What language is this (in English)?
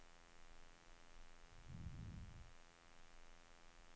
Swedish